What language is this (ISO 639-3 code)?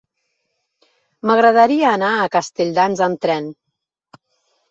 cat